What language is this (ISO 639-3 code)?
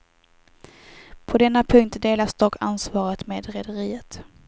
swe